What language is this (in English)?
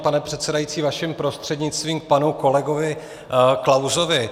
Czech